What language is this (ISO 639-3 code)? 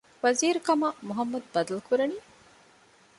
div